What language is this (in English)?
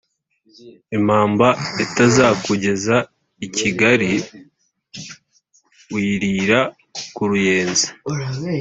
Kinyarwanda